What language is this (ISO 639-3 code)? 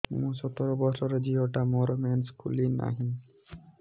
ori